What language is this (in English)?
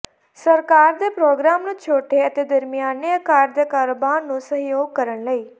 Punjabi